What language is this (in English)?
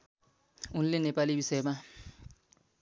Nepali